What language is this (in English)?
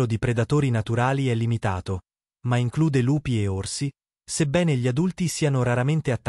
Italian